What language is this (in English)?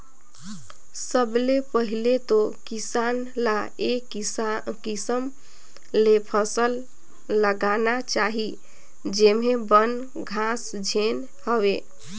Chhattisgarhi